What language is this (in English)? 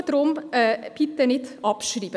Swiss German